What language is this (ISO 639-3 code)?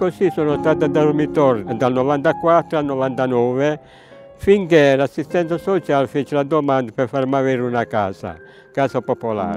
ita